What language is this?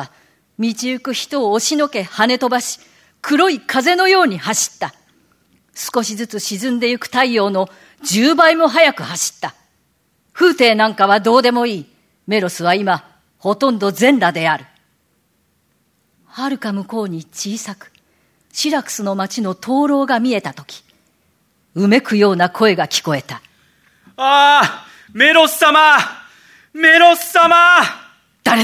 Japanese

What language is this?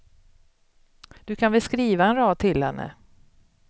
Swedish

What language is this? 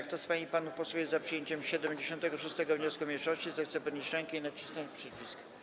Polish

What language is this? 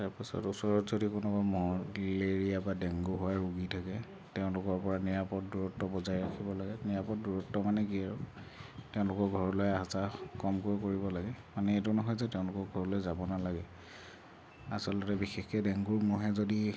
Assamese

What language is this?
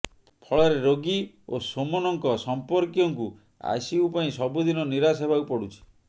Odia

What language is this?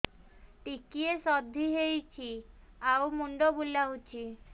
Odia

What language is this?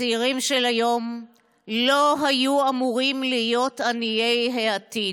Hebrew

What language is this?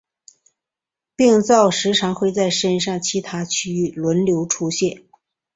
Chinese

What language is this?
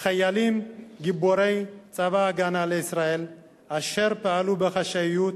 Hebrew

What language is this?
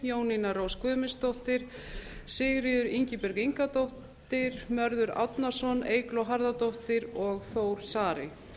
Icelandic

